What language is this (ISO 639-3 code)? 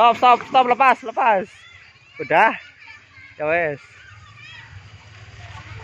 ind